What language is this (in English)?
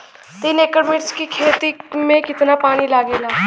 Bhojpuri